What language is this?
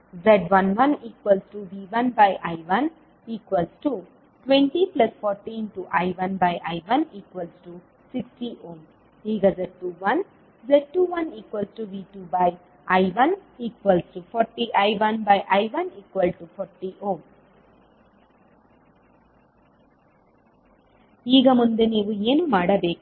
Kannada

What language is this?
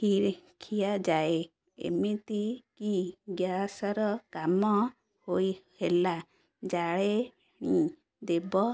Odia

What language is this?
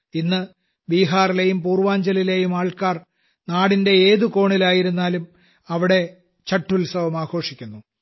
Malayalam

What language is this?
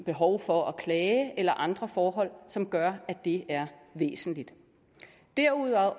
Danish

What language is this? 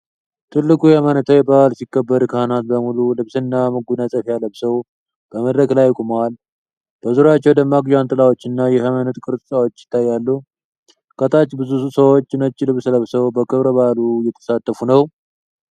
Amharic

